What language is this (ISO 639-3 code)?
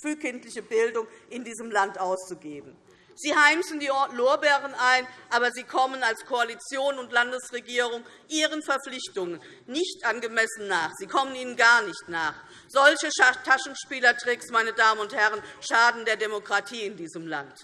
deu